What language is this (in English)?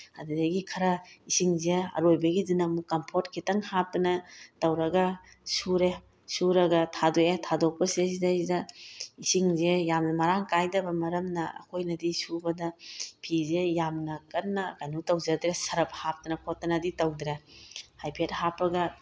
Manipuri